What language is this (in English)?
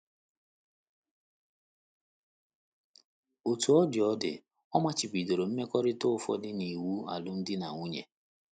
Igbo